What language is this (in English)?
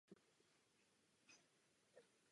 Czech